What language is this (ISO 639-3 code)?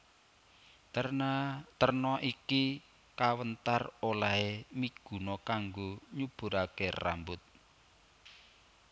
jav